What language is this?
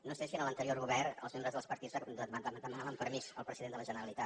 Catalan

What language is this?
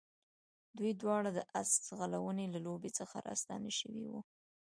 Pashto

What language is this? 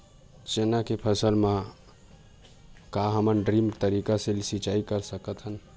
Chhattisgarhi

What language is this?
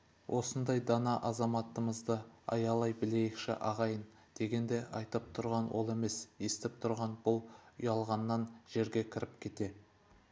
Kazakh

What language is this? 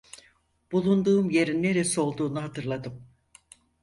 Turkish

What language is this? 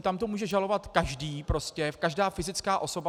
Czech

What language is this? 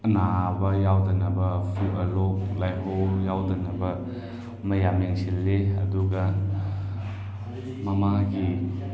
Manipuri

